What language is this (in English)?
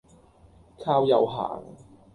Cantonese